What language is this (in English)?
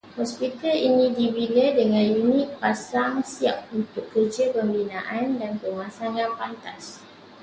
Malay